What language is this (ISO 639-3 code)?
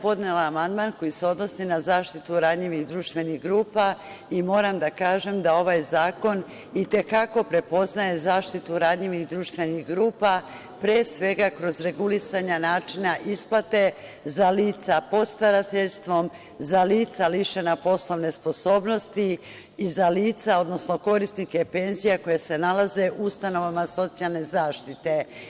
srp